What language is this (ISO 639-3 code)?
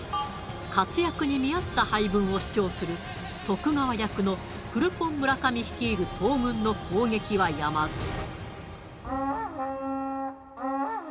jpn